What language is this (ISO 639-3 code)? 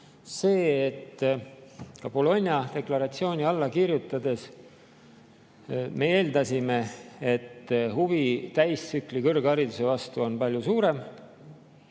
est